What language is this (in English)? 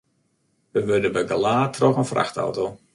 Western Frisian